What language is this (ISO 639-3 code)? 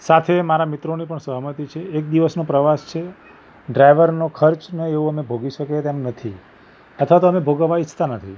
guj